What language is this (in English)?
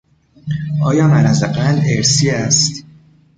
Persian